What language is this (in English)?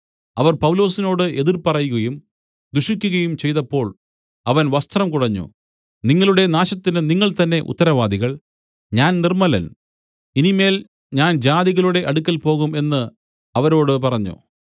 Malayalam